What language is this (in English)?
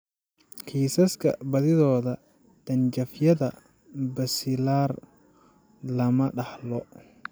Somali